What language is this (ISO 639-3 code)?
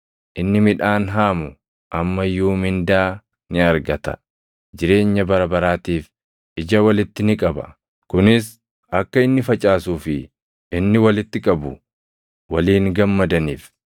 orm